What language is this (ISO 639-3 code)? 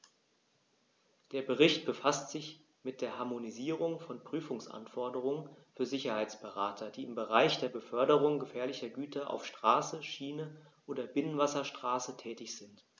deu